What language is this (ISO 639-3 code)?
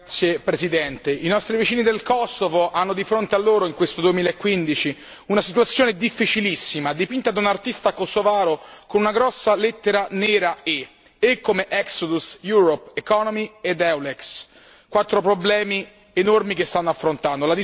ita